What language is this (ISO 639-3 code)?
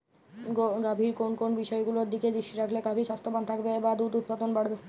ben